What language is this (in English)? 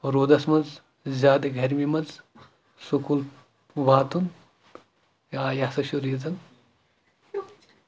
Kashmiri